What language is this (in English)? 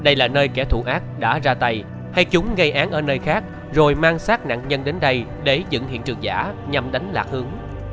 Vietnamese